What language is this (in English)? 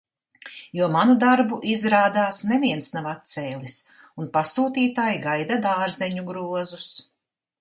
Latvian